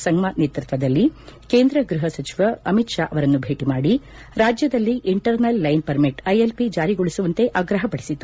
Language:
Kannada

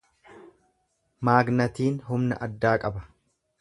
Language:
Oromo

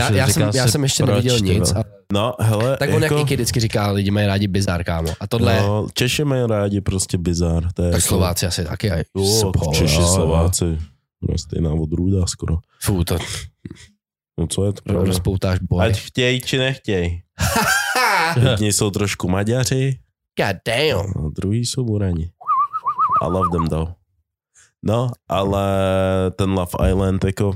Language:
Czech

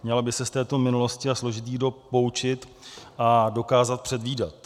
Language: Czech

